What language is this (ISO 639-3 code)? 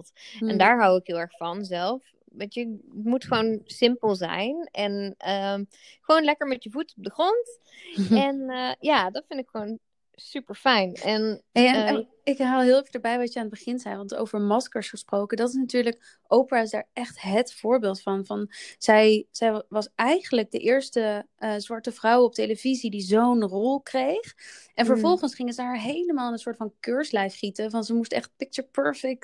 nld